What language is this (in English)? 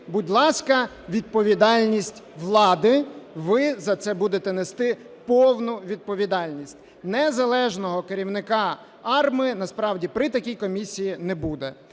Ukrainian